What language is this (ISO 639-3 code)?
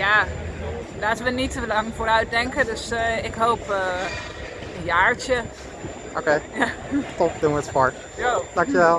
nld